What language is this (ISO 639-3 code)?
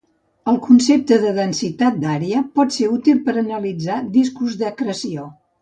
cat